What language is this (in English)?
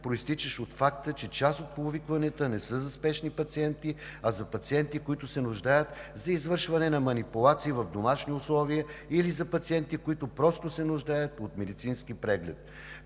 Bulgarian